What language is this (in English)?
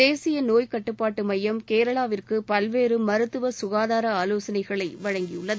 Tamil